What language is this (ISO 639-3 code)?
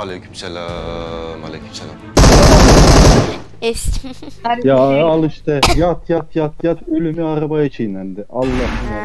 tur